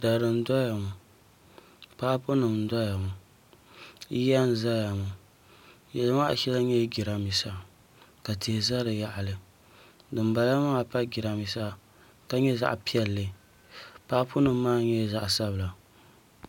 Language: Dagbani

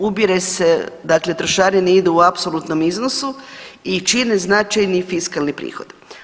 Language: Croatian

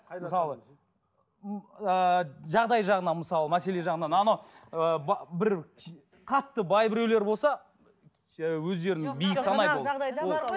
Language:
Kazakh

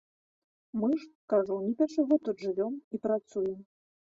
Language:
Belarusian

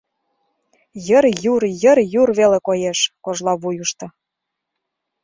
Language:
Mari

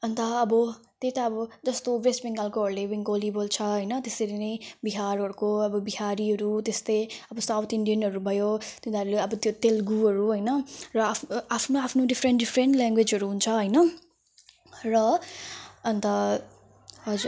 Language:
Nepali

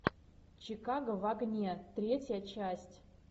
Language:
Russian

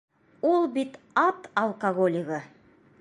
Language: Bashkir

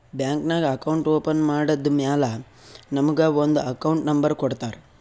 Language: Kannada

